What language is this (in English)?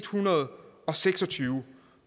Danish